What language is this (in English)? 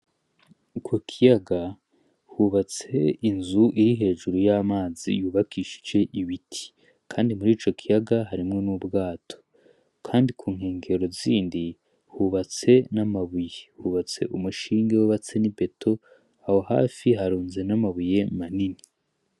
Rundi